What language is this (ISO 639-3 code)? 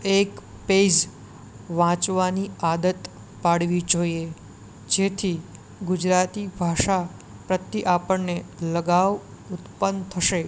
guj